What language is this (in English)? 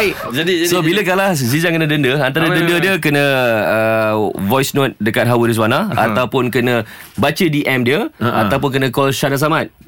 Malay